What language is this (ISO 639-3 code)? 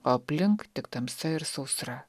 lit